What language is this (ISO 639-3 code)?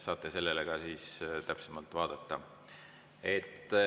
est